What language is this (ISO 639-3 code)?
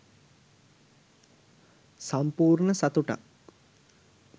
sin